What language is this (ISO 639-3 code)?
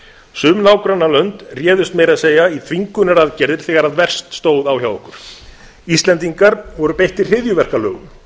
isl